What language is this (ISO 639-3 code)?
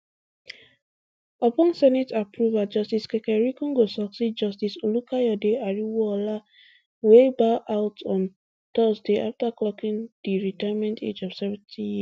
pcm